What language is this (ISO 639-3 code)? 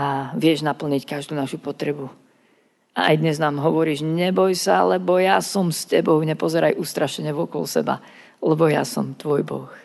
slk